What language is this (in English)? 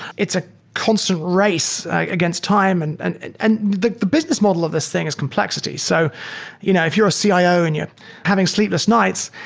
English